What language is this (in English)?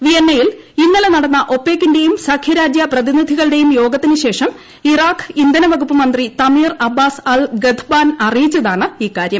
Malayalam